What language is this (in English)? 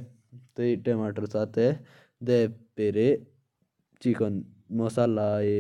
Jaunsari